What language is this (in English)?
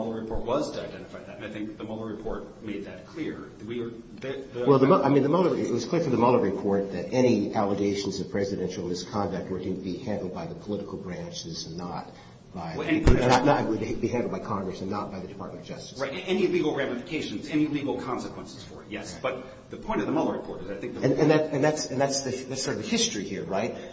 English